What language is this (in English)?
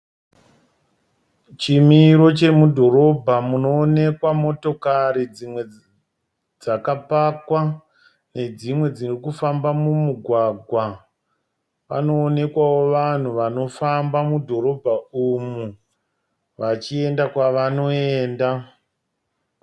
Shona